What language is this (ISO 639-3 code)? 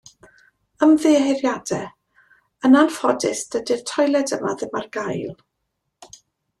cym